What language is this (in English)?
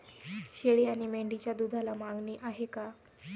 Marathi